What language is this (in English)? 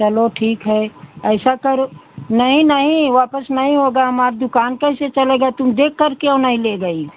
Hindi